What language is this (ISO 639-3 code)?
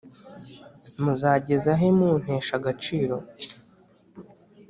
kin